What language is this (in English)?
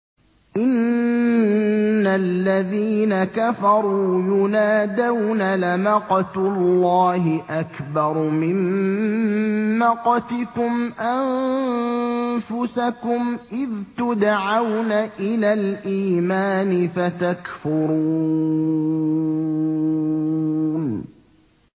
Arabic